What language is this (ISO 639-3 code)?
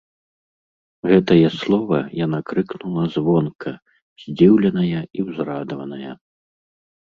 bel